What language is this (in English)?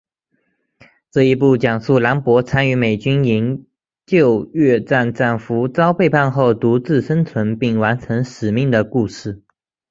Chinese